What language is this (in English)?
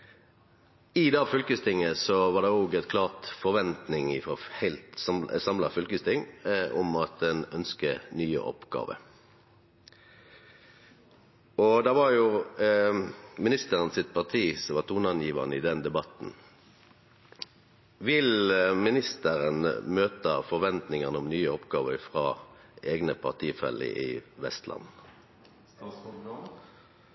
Norwegian Nynorsk